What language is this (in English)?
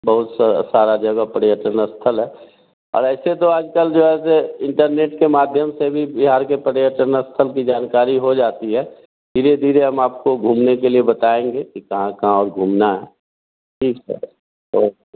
Hindi